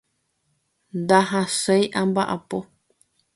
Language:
Guarani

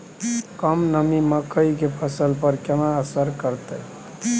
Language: Maithili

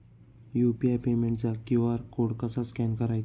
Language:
Marathi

